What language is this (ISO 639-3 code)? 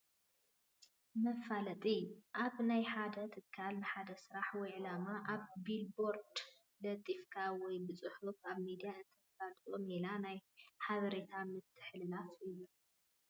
tir